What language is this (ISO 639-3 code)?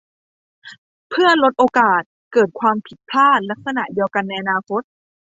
tha